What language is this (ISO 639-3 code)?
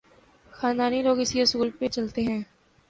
urd